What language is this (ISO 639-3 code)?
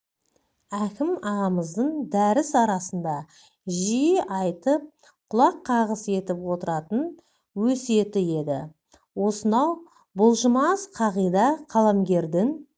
kaz